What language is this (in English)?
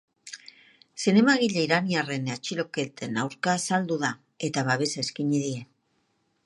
Basque